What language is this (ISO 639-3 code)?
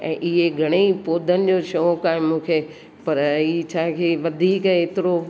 snd